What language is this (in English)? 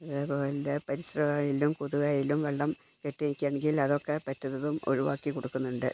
Malayalam